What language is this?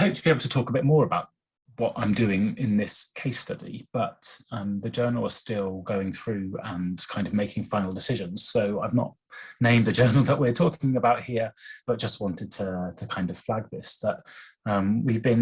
English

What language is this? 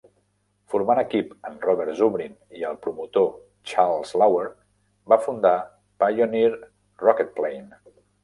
Catalan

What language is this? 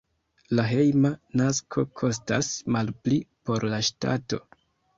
Esperanto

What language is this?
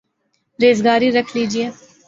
Urdu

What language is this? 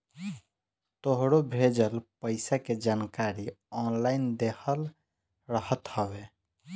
Bhojpuri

